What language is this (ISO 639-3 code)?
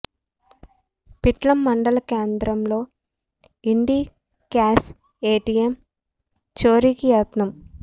tel